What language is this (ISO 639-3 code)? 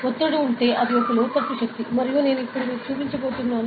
tel